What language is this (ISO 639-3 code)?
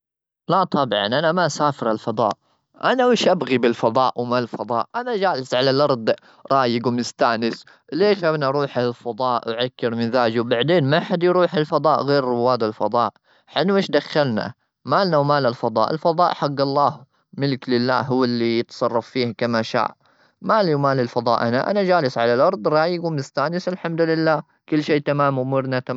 afb